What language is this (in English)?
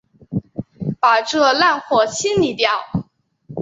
Chinese